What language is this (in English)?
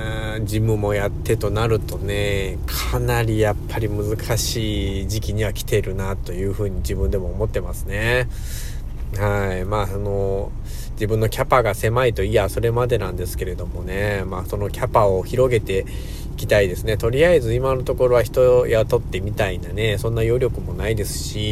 Japanese